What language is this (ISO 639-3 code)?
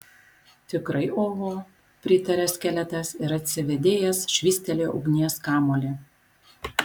lit